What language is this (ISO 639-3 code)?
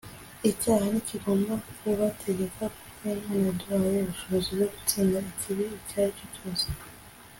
kin